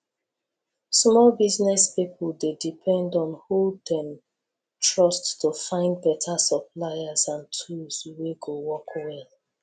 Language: Nigerian Pidgin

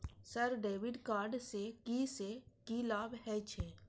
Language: Maithili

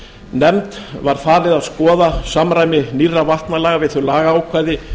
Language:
Icelandic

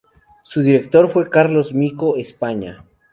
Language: Spanish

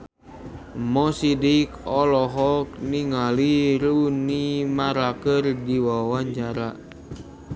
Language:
Sundanese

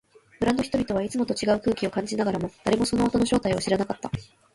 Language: Japanese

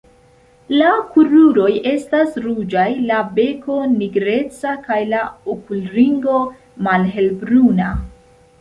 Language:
Esperanto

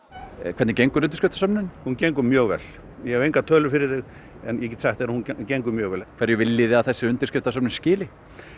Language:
Icelandic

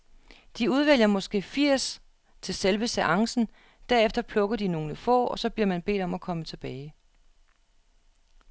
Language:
Danish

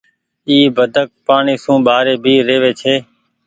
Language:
Goaria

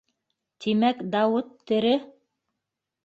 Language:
Bashkir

